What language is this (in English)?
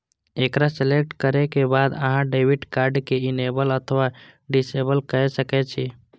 Maithili